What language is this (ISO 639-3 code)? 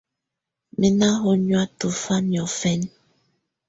tvu